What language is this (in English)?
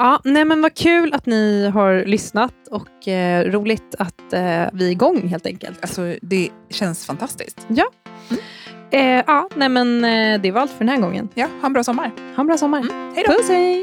Swedish